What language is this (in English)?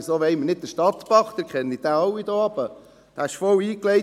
Swiss German